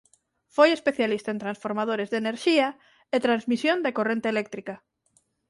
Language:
Galician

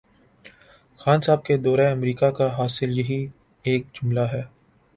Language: Urdu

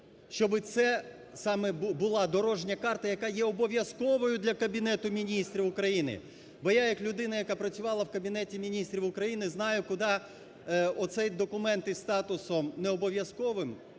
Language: Ukrainian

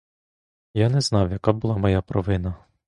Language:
Ukrainian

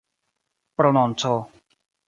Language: Esperanto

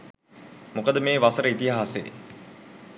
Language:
Sinhala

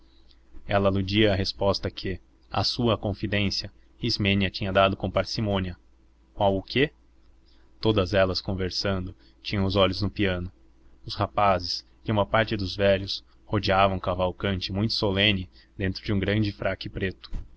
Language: Portuguese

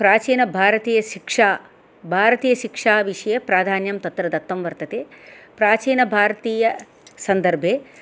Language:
Sanskrit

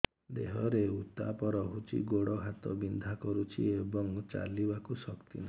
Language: Odia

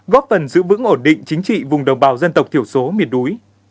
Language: Vietnamese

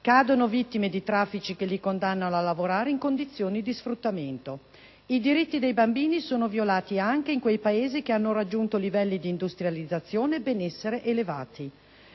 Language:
Italian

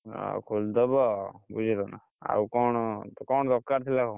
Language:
Odia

